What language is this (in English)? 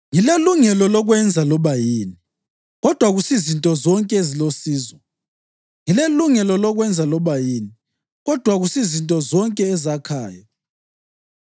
North Ndebele